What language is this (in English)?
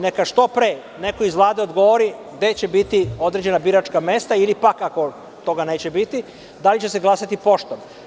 Serbian